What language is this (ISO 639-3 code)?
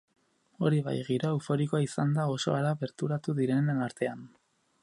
eus